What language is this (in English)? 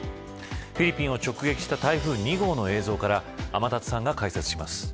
Japanese